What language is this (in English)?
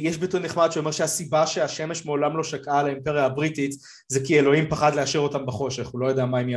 Hebrew